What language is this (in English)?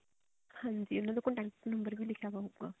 Punjabi